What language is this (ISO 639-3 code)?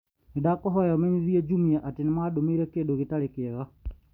kik